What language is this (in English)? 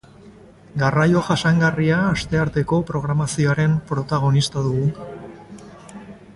Basque